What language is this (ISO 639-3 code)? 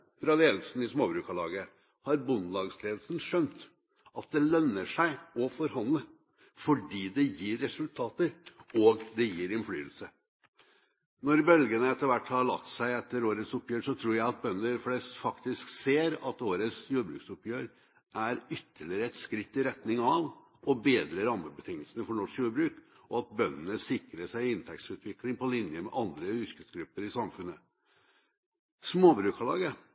nob